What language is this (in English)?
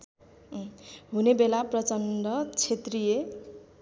Nepali